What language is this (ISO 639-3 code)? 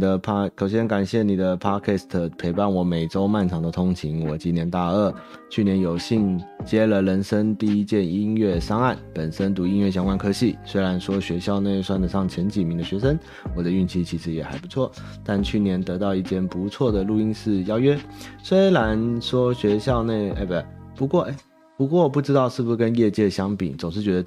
zho